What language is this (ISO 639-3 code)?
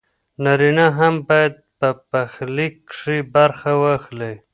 pus